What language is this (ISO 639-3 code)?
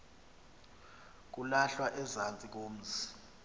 xho